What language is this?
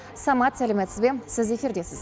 Kazakh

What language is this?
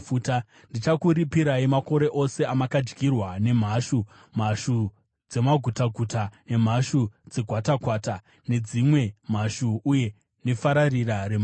Shona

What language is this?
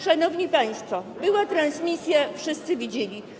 Polish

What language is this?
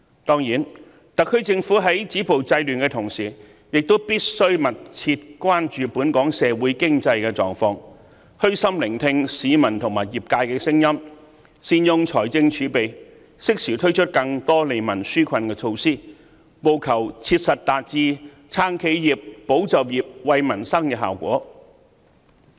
Cantonese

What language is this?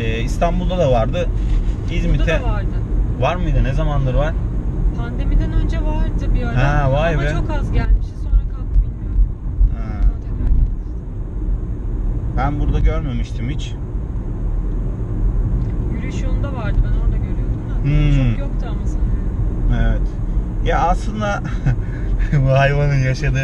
Turkish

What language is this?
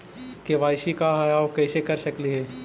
Magahi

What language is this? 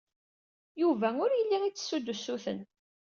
Kabyle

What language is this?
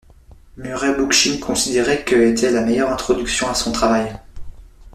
French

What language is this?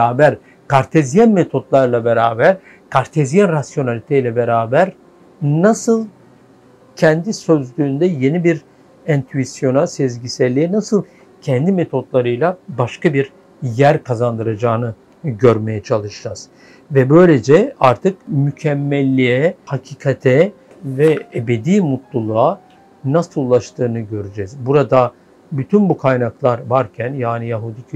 Turkish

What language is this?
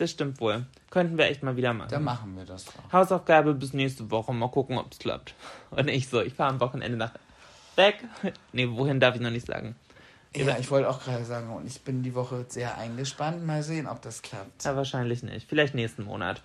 German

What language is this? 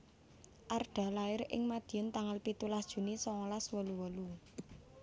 Javanese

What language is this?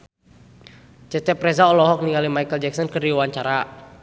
Sundanese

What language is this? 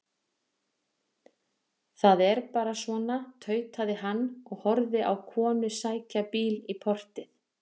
Icelandic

